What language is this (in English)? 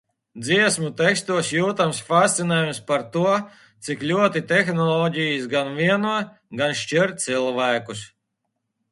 Latvian